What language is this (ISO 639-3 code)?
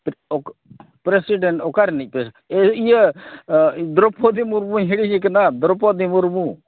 sat